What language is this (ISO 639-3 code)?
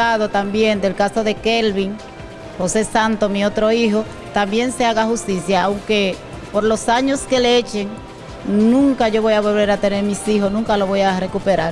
spa